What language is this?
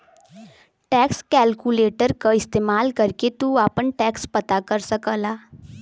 Bhojpuri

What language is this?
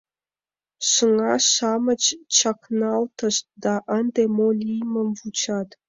Mari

